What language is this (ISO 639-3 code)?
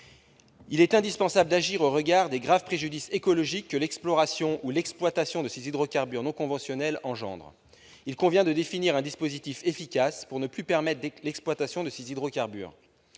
fra